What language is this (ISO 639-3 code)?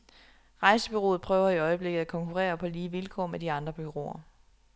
dan